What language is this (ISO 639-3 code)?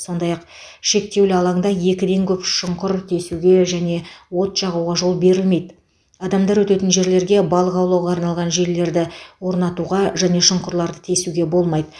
kaz